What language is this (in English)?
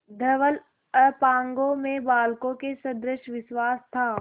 Hindi